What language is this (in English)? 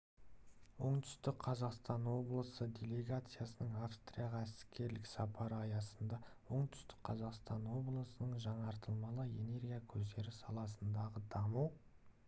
Kazakh